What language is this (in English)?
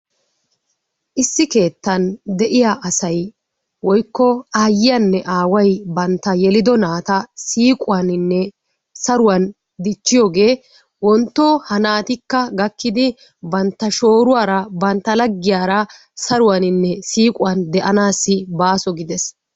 Wolaytta